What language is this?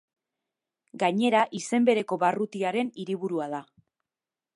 Basque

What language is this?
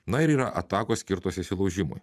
Lithuanian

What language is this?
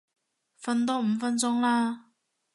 Cantonese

